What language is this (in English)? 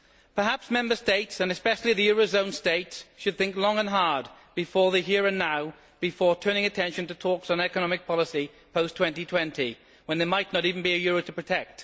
English